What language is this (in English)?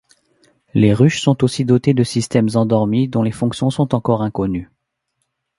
French